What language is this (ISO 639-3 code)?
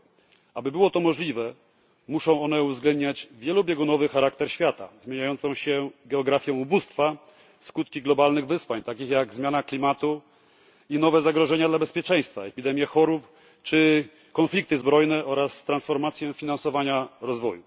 pol